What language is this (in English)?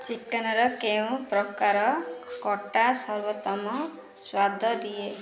Odia